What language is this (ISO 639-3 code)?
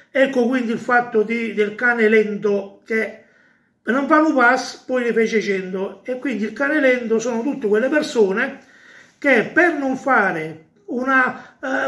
ita